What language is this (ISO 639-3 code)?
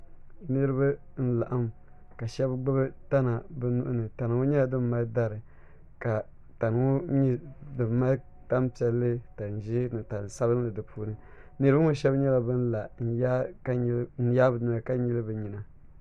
dag